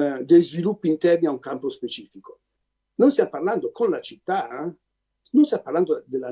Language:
Italian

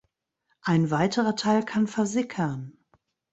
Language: German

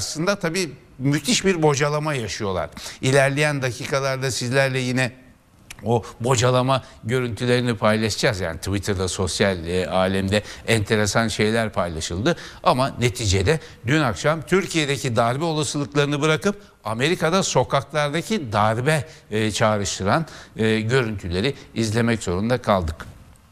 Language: Turkish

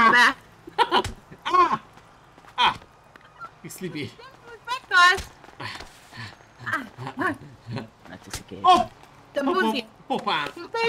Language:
Hungarian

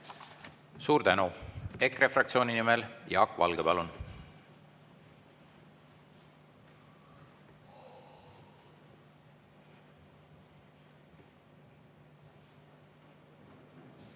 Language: Estonian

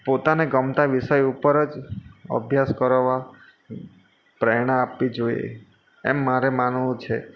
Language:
Gujarati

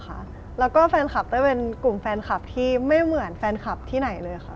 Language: Thai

